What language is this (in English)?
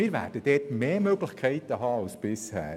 Swiss German